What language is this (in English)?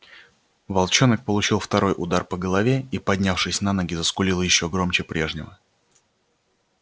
Russian